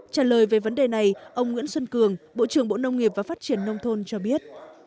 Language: Vietnamese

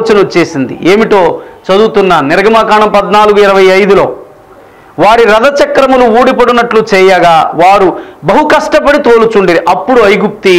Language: Telugu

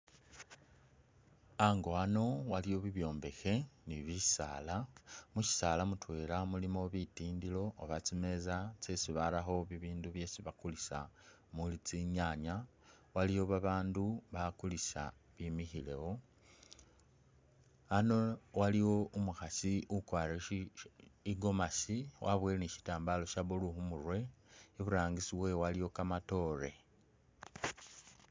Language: Masaaba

